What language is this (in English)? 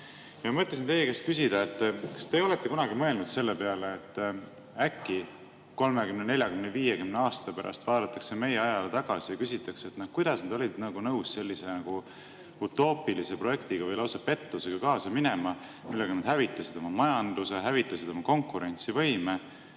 Estonian